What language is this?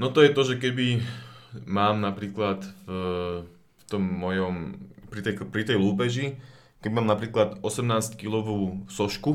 Slovak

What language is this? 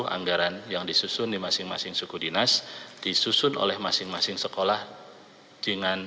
Indonesian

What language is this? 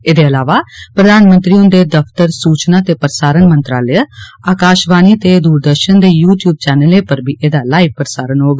Dogri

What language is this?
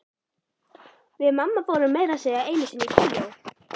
Icelandic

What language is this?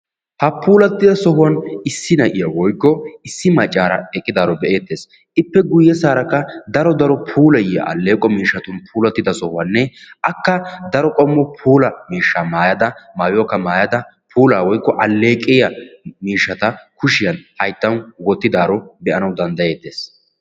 Wolaytta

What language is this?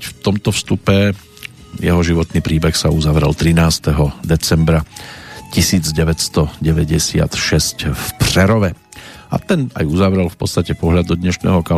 Slovak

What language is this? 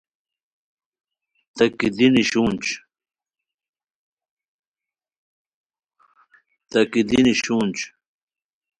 Khowar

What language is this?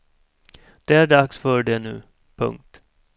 Swedish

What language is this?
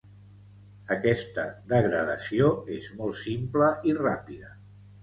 Catalan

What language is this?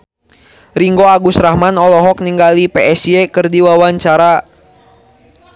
Sundanese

